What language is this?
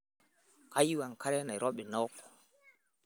Masai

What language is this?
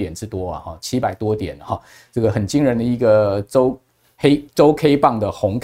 Chinese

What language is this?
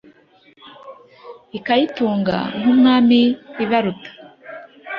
Kinyarwanda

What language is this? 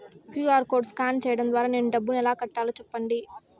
Telugu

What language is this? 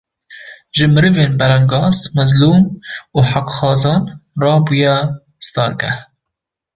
Kurdish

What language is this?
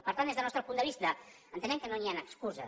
Catalan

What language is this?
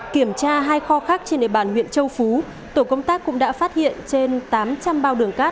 Vietnamese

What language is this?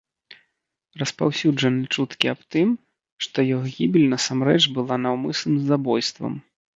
Belarusian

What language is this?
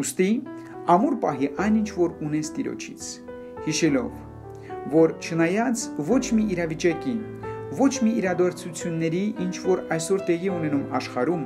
Romanian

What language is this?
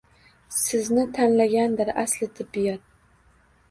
Uzbek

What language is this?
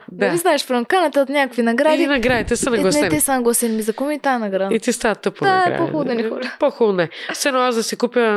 Bulgarian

